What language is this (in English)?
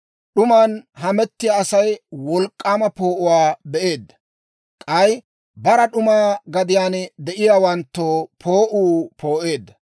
Dawro